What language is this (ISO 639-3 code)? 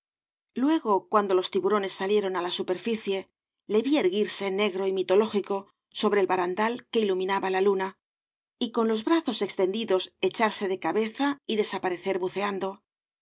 spa